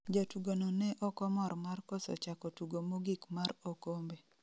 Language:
Luo (Kenya and Tanzania)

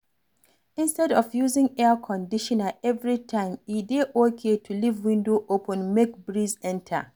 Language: Nigerian Pidgin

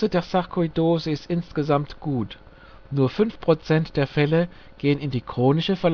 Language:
German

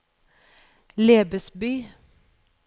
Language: Norwegian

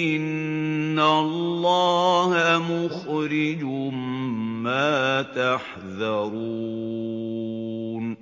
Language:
Arabic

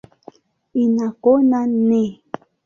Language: Swahili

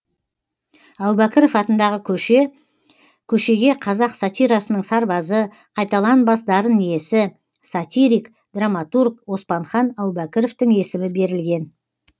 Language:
Kazakh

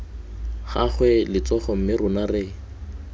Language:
Tswana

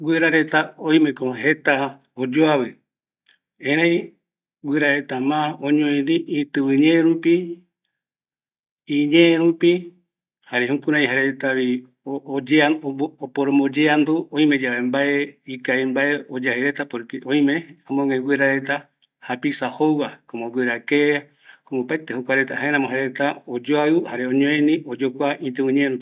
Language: Eastern Bolivian Guaraní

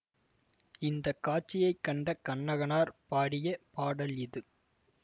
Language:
Tamil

